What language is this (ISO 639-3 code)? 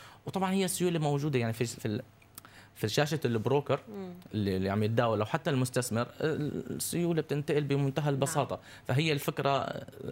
ara